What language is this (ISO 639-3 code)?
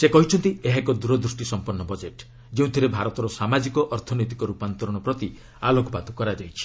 ori